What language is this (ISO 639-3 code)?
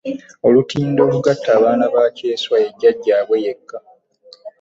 lug